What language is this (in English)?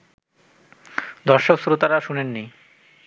Bangla